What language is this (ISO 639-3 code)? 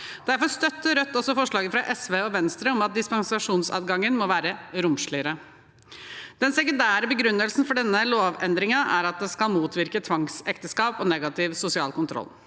nor